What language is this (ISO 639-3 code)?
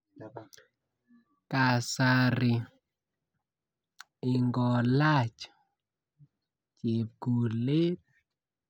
kln